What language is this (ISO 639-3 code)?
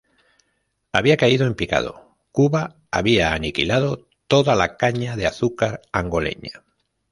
spa